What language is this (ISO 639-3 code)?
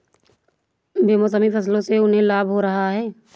hin